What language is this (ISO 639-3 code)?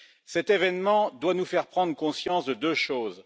fra